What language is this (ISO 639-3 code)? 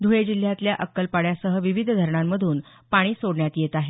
mar